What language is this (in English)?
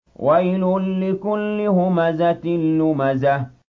Arabic